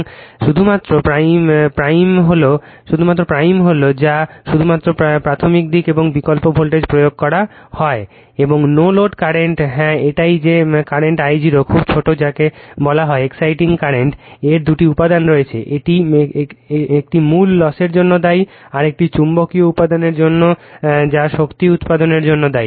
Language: Bangla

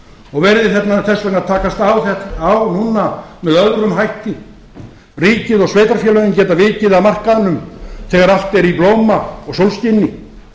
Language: Icelandic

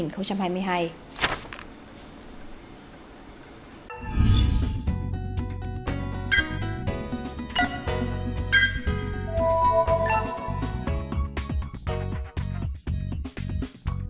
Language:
Vietnamese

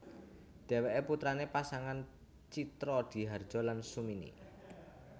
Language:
Javanese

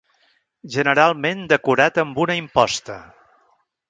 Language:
Catalan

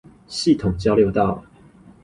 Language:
Chinese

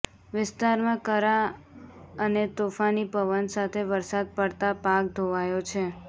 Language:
Gujarati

